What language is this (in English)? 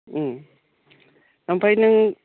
Bodo